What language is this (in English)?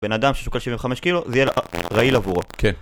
Hebrew